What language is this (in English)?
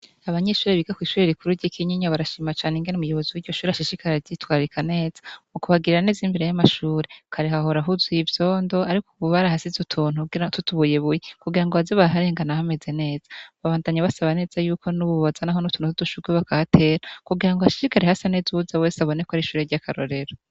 Rundi